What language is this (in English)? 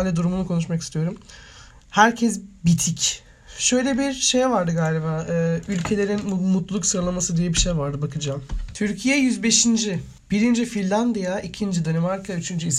Turkish